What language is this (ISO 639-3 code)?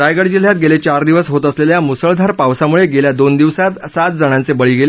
mar